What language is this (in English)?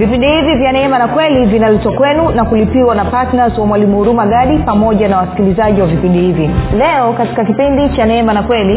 Swahili